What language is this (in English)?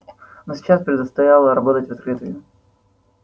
Russian